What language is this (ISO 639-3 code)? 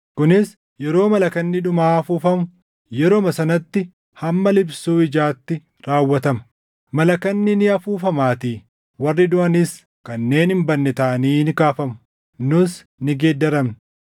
orm